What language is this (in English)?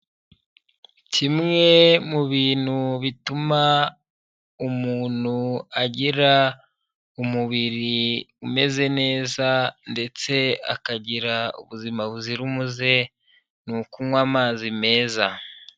Kinyarwanda